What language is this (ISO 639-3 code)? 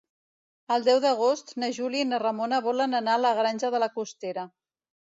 cat